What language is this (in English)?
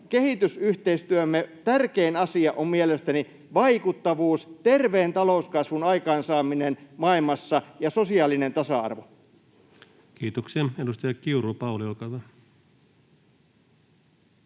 Finnish